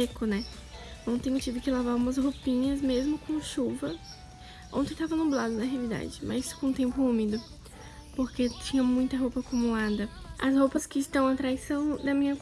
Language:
Portuguese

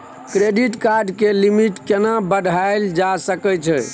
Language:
Maithili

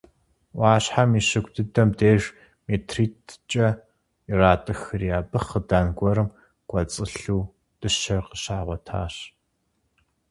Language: Kabardian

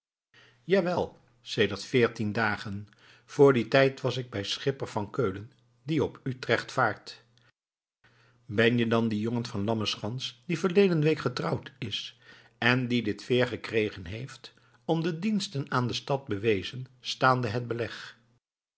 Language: Dutch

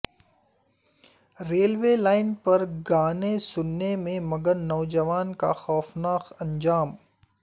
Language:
Urdu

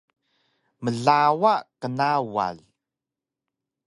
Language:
Taroko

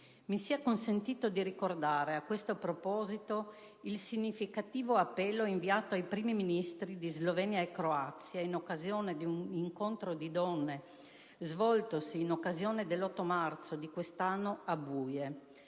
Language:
Italian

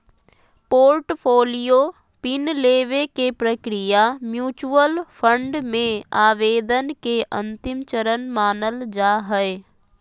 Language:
Magahi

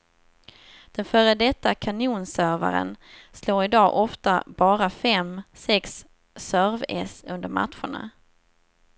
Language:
Swedish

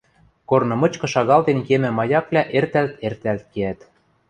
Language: Western Mari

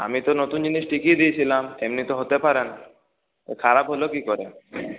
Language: Bangla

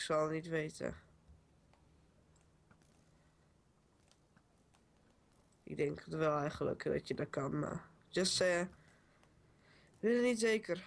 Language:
Dutch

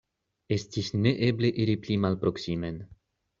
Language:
Esperanto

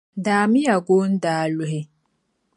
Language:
Dagbani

